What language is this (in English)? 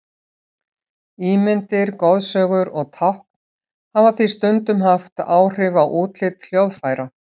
Icelandic